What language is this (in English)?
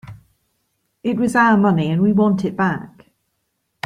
English